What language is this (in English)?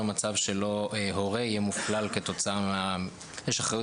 Hebrew